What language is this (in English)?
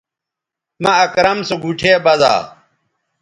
Bateri